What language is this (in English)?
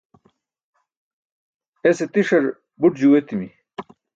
Burushaski